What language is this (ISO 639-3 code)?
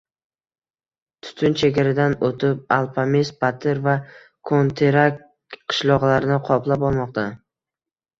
uzb